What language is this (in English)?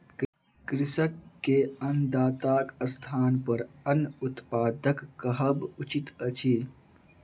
Maithili